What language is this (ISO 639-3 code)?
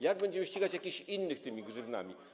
pol